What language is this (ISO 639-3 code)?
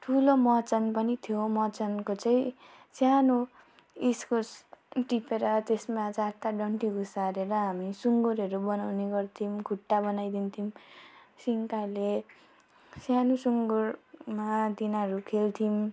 nep